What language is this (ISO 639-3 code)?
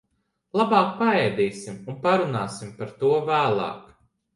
lav